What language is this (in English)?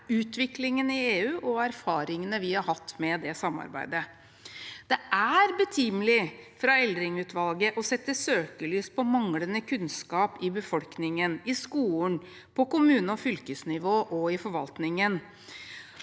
Norwegian